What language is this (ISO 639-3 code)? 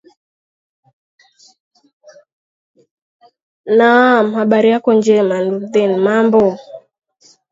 swa